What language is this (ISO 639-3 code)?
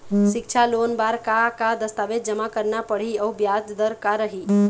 hne